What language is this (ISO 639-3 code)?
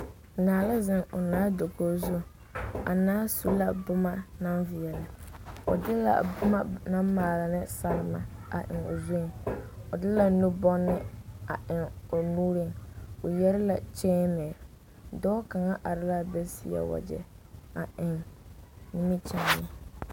dga